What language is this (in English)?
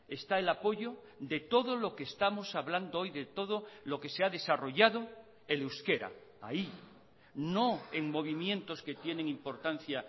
Spanish